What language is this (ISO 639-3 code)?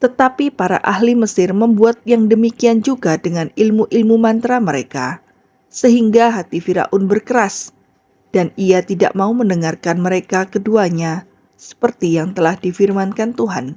ind